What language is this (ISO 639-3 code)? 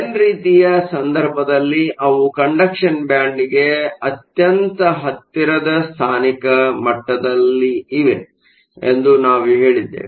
kan